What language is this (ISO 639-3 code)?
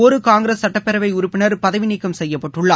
tam